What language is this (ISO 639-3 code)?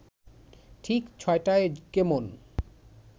ben